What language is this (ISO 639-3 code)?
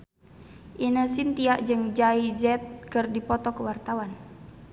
sun